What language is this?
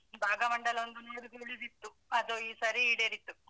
Kannada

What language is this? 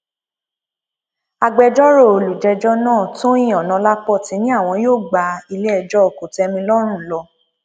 Yoruba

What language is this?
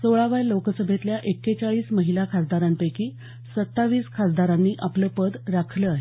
Marathi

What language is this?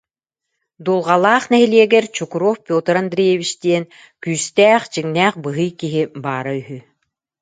Yakut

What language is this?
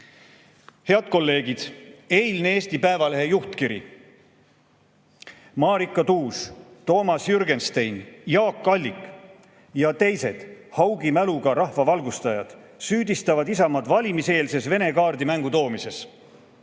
Estonian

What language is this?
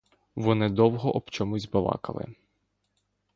Ukrainian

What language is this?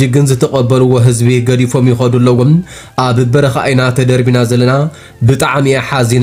Arabic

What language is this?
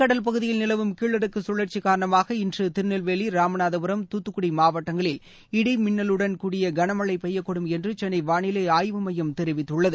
Tamil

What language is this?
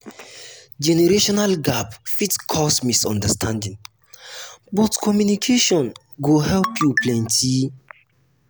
Nigerian Pidgin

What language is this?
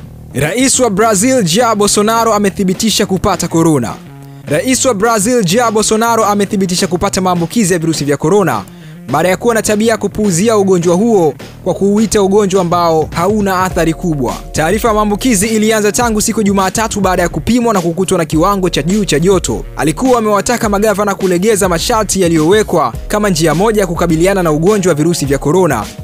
Swahili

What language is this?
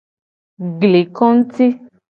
Gen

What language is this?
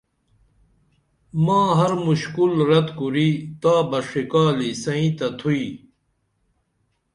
Dameli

